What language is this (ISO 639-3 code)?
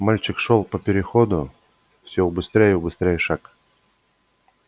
rus